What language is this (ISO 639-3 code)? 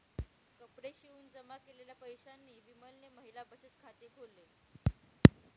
mar